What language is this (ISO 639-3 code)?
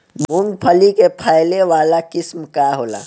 bho